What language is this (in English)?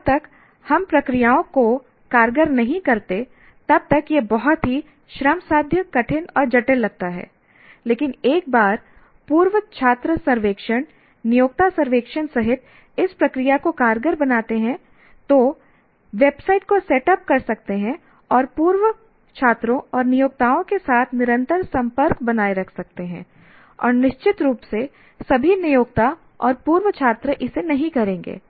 Hindi